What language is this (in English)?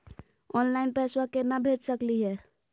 Magahi